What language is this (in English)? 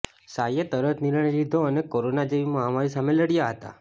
Gujarati